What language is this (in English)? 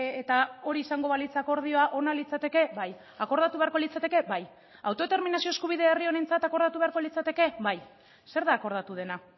Basque